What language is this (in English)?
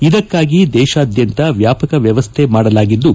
Kannada